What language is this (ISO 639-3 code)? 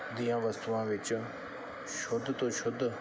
pan